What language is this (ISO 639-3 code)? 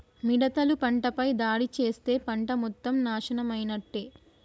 tel